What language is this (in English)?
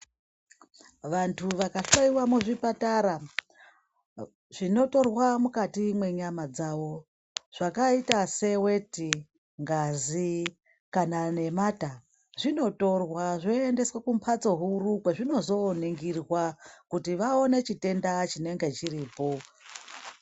Ndau